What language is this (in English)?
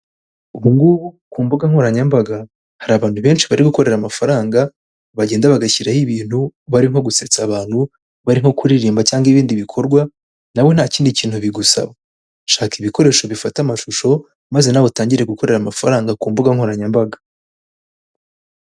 Kinyarwanda